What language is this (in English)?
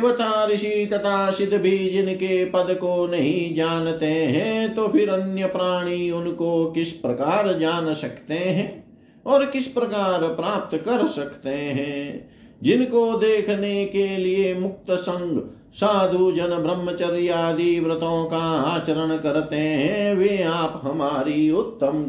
Hindi